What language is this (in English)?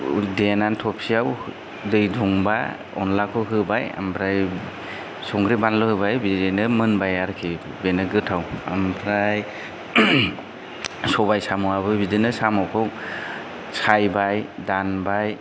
Bodo